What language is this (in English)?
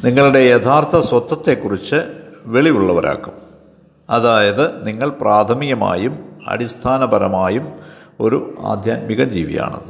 Malayalam